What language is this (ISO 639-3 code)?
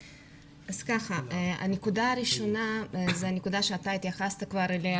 heb